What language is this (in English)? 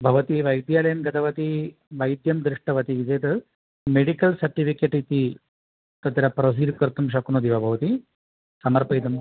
Sanskrit